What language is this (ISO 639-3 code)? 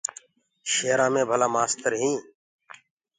ggg